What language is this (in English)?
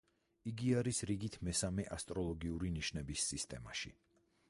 Georgian